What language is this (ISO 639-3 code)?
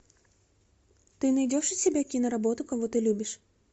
rus